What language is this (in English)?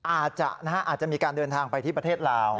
Thai